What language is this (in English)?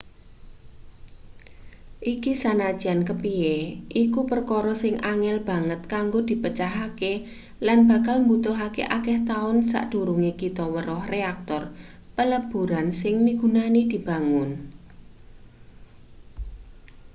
Javanese